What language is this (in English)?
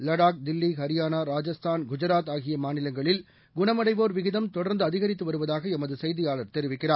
Tamil